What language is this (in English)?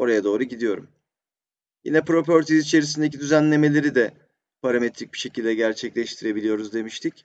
Turkish